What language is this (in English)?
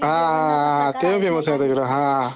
Marathi